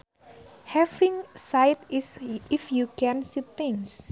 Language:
Sundanese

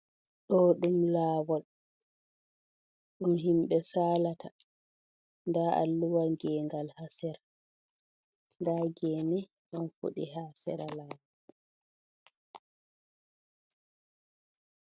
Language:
Fula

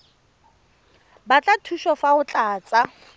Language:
Tswana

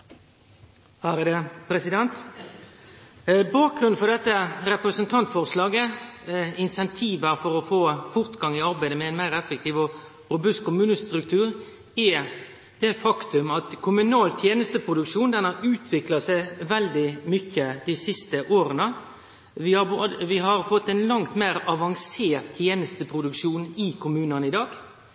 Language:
Norwegian Nynorsk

